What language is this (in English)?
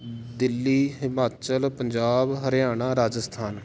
Punjabi